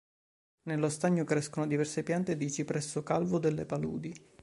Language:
Italian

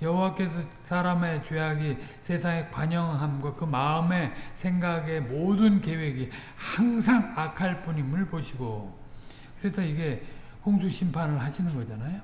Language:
Korean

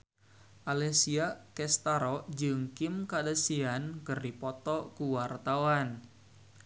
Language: Sundanese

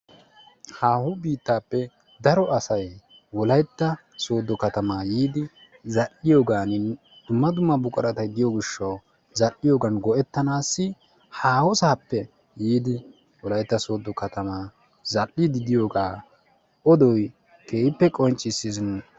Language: Wolaytta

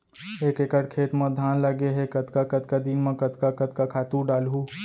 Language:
Chhattisgarhi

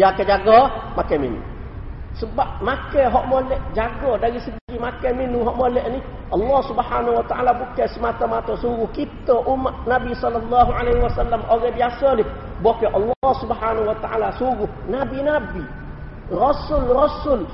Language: Malay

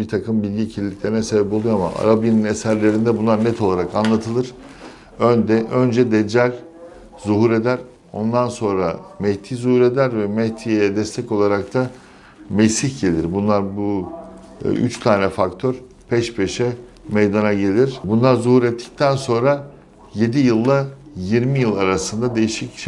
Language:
Turkish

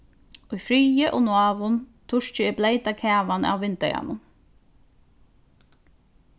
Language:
Faroese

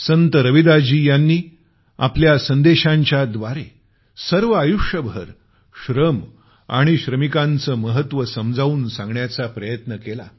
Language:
Marathi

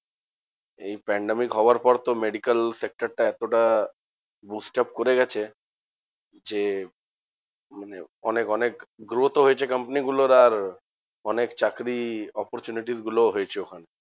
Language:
Bangla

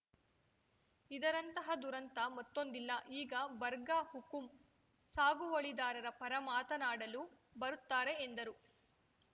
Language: Kannada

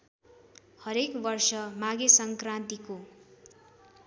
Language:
Nepali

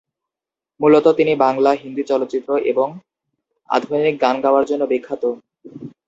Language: Bangla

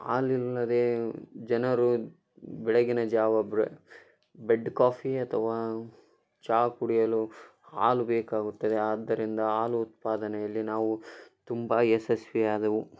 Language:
Kannada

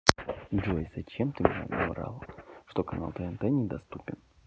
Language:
Russian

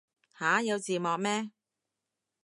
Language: Cantonese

